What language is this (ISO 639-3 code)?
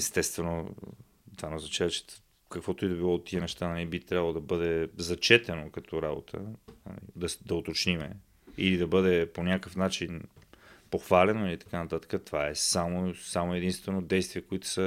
bul